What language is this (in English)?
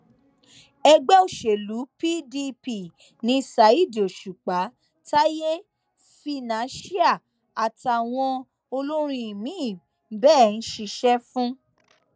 Yoruba